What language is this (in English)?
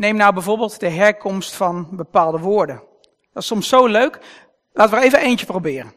Dutch